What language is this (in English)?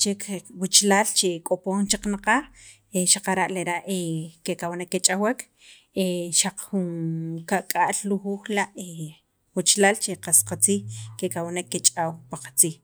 Sacapulteco